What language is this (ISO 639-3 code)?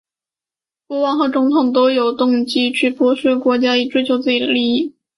zho